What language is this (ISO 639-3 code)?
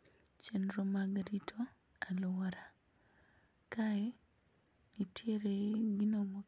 luo